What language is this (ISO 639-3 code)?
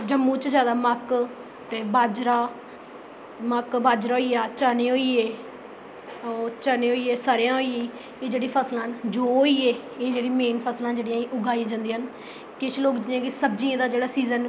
doi